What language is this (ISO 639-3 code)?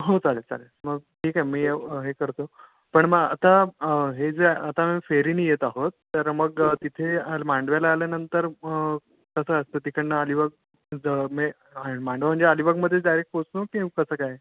mar